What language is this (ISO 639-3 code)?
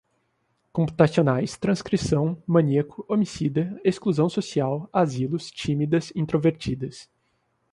por